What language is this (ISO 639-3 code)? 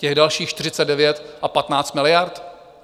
ces